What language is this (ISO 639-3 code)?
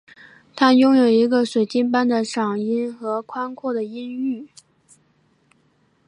zho